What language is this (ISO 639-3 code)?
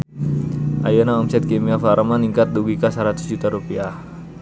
sun